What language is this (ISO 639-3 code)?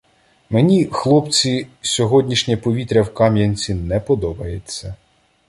ukr